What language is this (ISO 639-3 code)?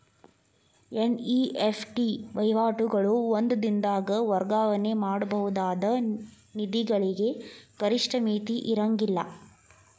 kan